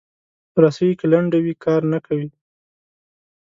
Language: Pashto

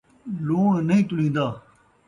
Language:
Saraiki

